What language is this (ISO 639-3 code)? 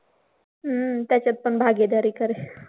mar